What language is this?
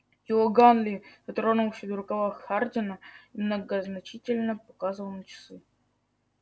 Russian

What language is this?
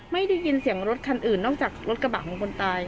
Thai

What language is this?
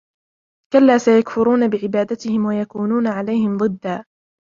Arabic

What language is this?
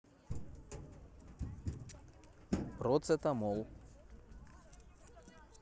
Russian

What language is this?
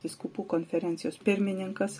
Lithuanian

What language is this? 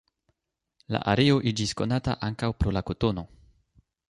Esperanto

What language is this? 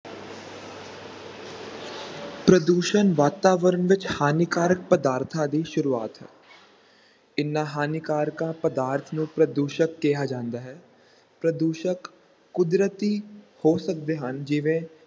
Punjabi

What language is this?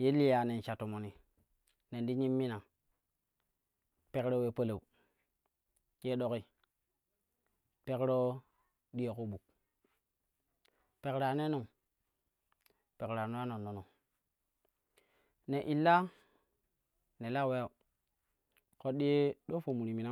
Kushi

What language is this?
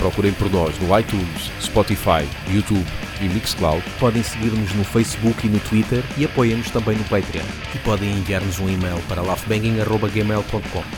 Portuguese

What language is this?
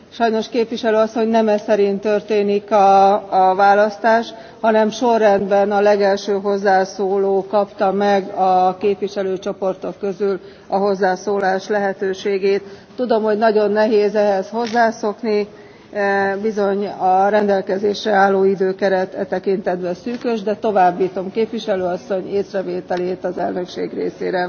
Hungarian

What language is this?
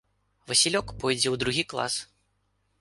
Belarusian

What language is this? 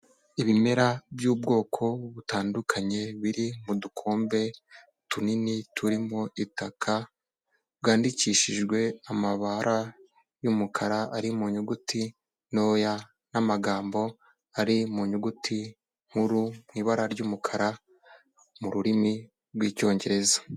Kinyarwanda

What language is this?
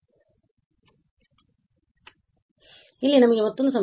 Kannada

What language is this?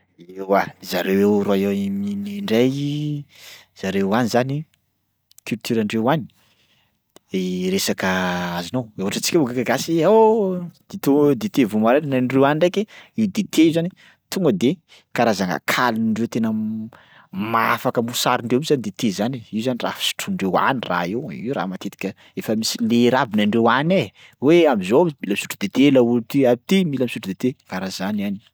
Sakalava Malagasy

